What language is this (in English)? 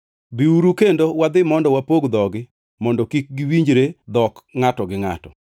Luo (Kenya and Tanzania)